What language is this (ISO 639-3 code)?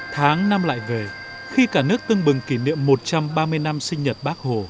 vie